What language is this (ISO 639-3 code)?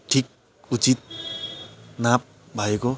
nep